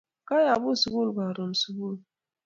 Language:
Kalenjin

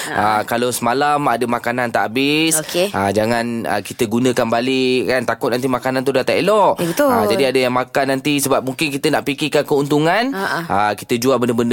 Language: Malay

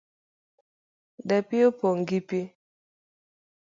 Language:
Luo (Kenya and Tanzania)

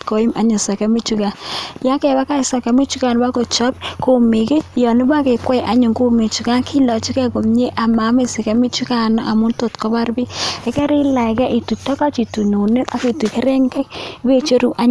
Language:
Kalenjin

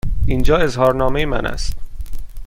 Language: Persian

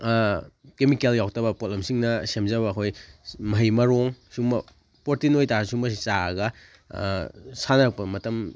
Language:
Manipuri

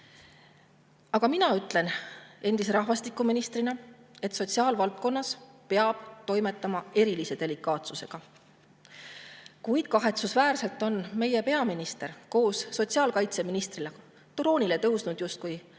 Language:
Estonian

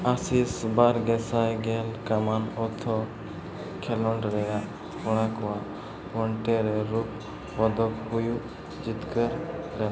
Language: Santali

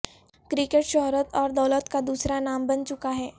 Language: Urdu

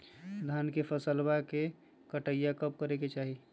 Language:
Magahi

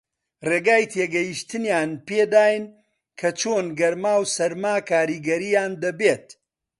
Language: Central Kurdish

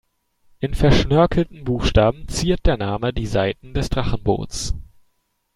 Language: German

